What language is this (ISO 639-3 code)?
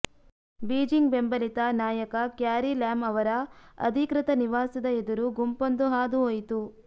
kan